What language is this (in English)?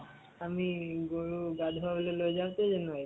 Assamese